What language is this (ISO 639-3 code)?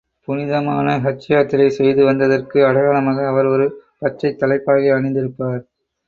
tam